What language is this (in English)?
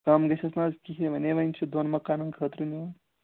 Kashmiri